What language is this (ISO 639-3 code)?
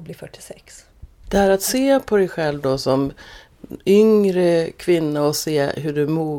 swe